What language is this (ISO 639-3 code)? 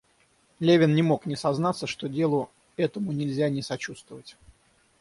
rus